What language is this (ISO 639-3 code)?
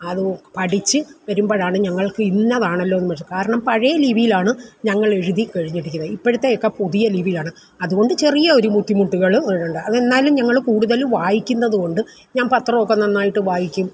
mal